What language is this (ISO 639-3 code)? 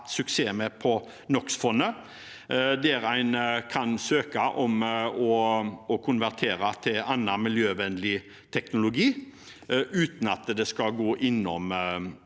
nor